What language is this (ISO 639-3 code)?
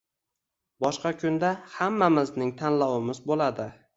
uzb